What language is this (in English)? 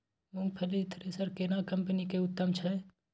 Maithili